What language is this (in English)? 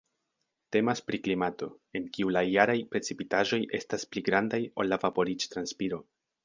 Esperanto